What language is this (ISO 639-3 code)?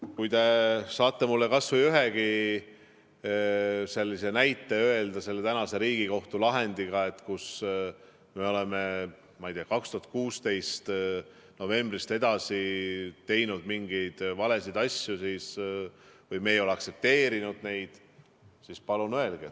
est